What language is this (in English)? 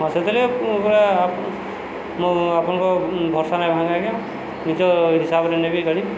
Odia